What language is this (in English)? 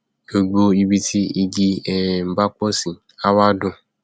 Yoruba